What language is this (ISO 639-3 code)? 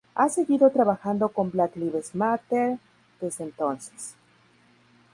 spa